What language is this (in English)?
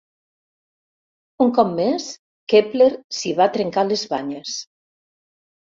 Catalan